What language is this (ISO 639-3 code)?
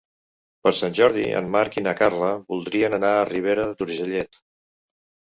cat